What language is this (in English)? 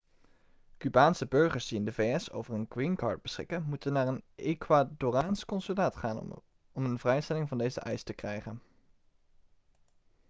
Dutch